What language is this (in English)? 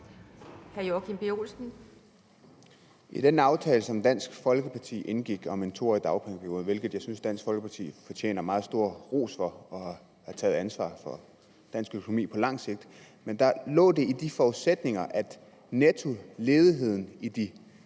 Danish